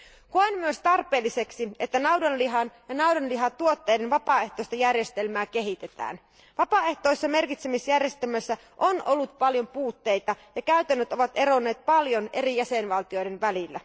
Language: Finnish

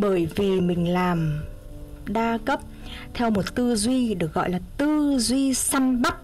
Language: Vietnamese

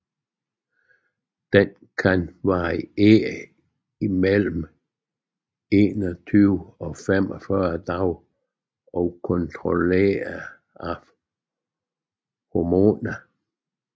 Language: Danish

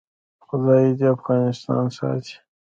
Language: Pashto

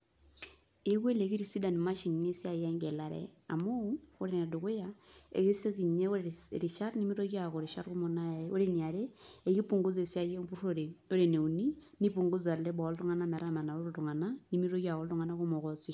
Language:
Masai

